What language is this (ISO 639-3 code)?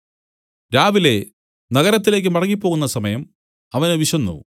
mal